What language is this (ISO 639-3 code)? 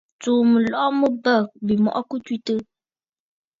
bfd